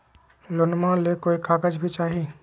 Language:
Magahi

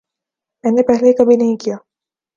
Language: Urdu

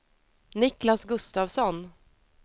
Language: Swedish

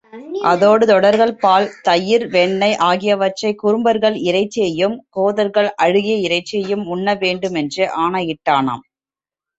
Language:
Tamil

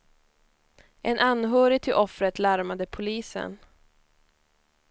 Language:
Swedish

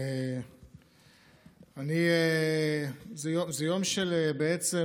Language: Hebrew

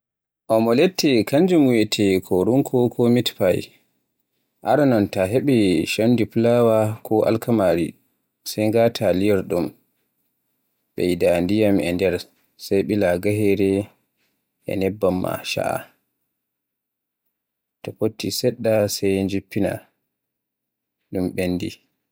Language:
Borgu Fulfulde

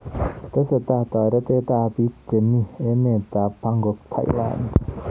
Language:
Kalenjin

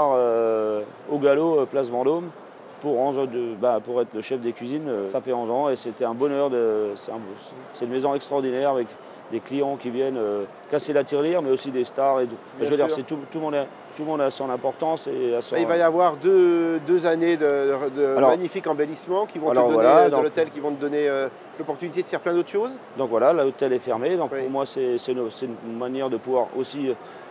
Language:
French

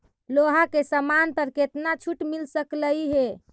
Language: Magahi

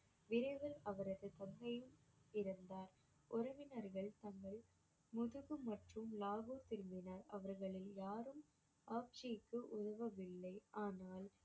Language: Tamil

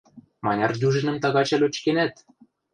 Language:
Western Mari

